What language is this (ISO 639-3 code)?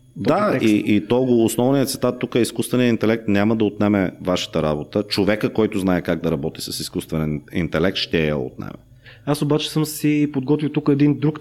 bul